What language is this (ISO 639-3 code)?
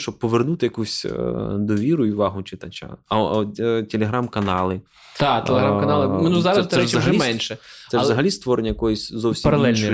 ukr